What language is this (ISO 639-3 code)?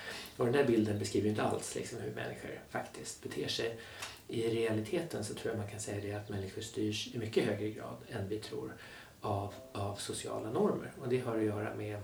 swe